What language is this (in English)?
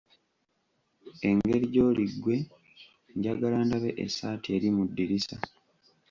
Ganda